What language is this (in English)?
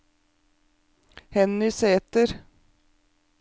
Norwegian